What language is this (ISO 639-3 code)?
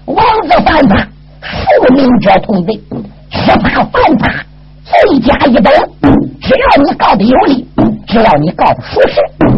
zho